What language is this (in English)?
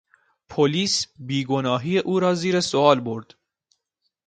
Persian